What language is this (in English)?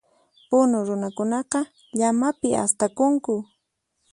Puno Quechua